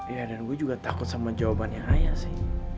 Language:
Indonesian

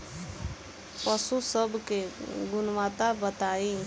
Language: Bhojpuri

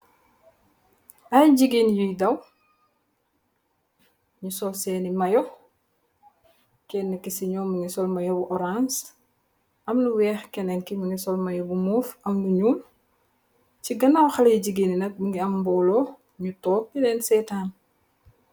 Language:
Wolof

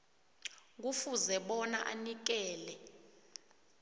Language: South Ndebele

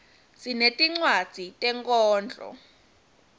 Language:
Swati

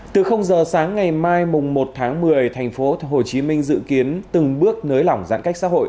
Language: Vietnamese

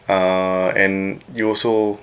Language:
English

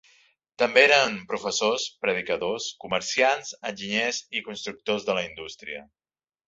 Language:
Catalan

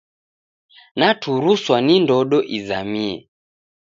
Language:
Taita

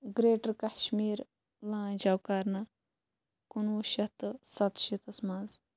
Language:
Kashmiri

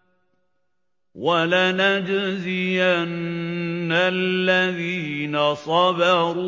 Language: Arabic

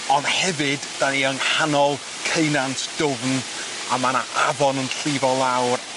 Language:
Welsh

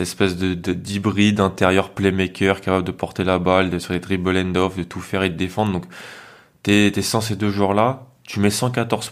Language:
French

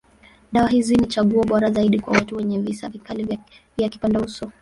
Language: Swahili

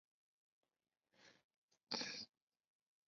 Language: Chinese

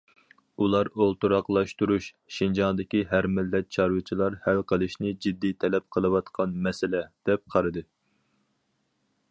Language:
Uyghur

